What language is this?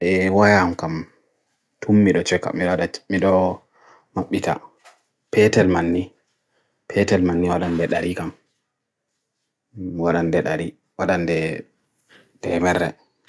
Bagirmi Fulfulde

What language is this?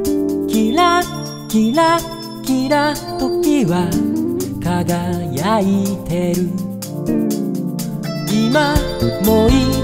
Korean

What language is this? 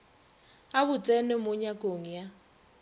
Northern Sotho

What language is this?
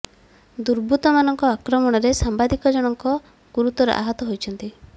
Odia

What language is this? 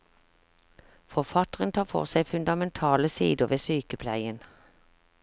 Norwegian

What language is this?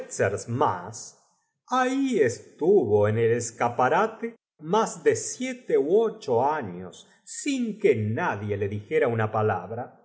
Spanish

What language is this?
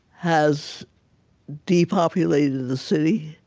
English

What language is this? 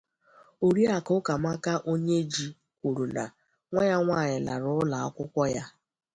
Igbo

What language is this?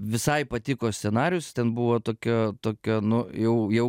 Lithuanian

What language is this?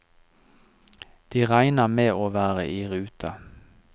Norwegian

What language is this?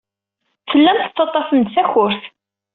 Kabyle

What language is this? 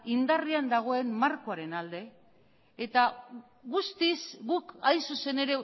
Basque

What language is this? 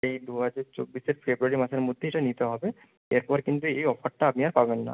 Bangla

